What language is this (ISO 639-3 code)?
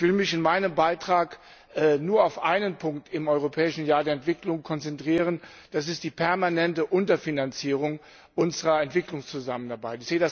deu